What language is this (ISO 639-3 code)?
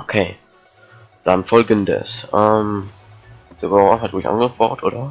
deu